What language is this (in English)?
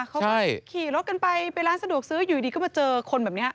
Thai